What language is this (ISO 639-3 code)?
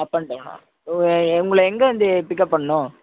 tam